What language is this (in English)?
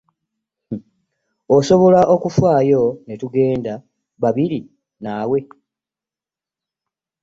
Ganda